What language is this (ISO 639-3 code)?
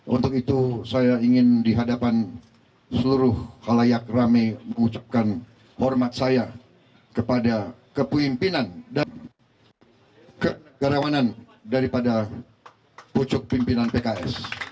ind